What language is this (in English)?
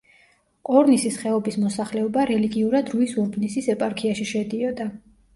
Georgian